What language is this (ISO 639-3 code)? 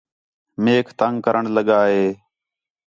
xhe